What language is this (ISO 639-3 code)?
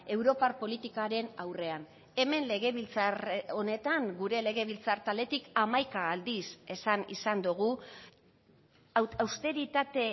eus